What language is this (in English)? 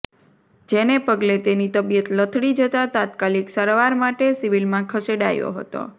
Gujarati